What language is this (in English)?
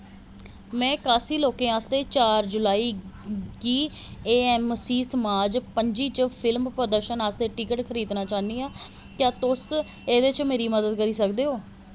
Dogri